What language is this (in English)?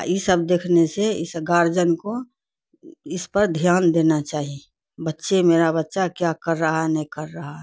Urdu